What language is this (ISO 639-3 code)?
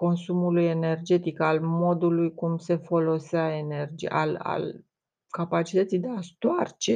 ron